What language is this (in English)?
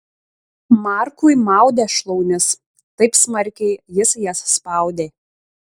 Lithuanian